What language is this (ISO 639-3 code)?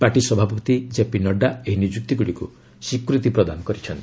ori